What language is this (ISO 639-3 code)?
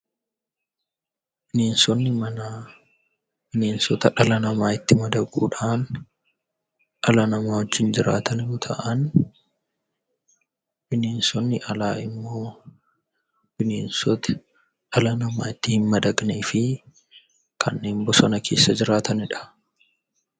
orm